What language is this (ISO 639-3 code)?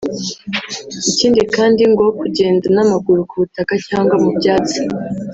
kin